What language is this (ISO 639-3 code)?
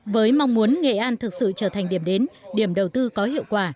vie